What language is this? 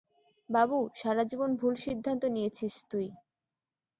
Bangla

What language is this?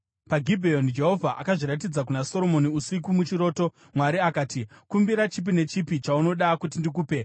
Shona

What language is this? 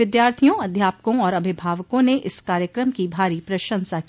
Hindi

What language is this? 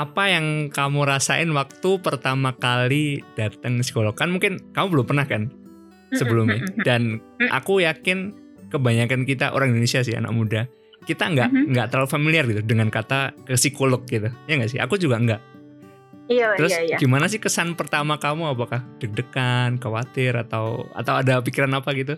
Indonesian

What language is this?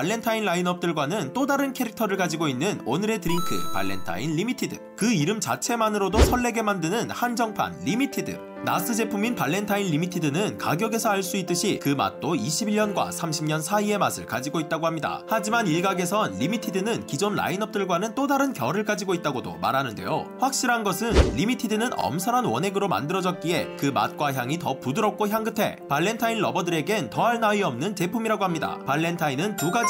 Korean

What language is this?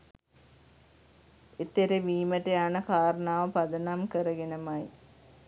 Sinhala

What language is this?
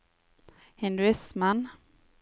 Norwegian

